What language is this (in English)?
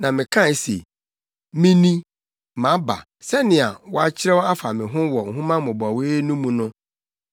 Akan